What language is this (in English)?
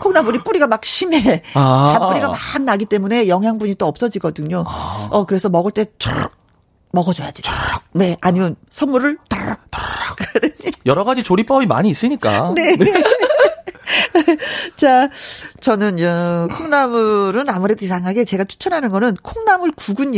Korean